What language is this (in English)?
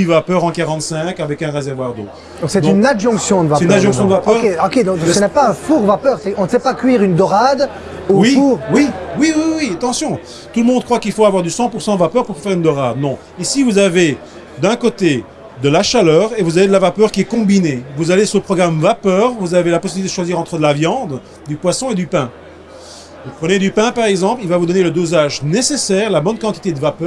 French